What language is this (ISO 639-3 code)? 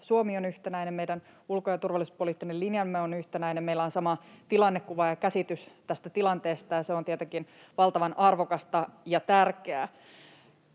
fin